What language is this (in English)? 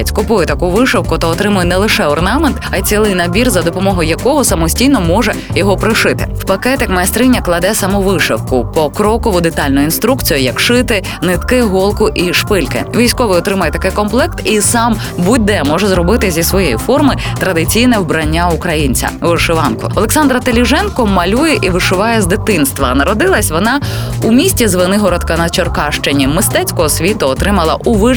Ukrainian